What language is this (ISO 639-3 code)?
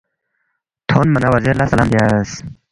bft